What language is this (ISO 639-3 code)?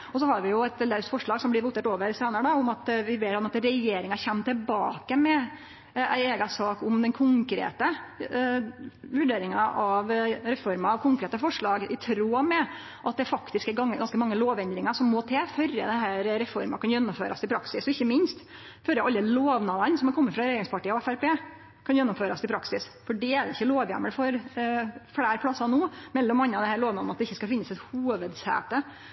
nno